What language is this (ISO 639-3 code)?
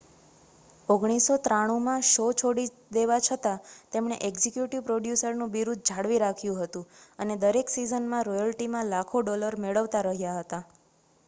guj